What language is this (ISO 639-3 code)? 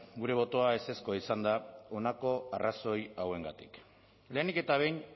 eus